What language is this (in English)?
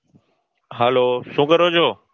Gujarati